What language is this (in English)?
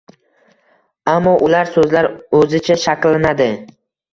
Uzbek